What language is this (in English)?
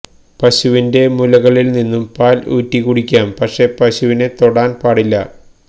Malayalam